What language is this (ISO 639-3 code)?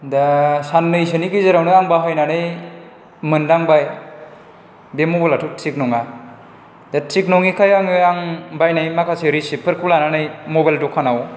brx